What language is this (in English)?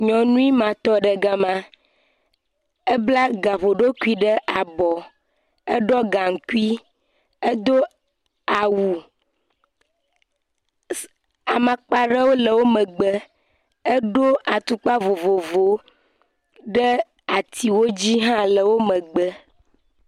Ewe